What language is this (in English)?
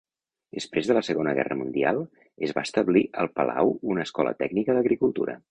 Catalan